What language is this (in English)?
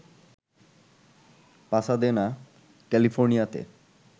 Bangla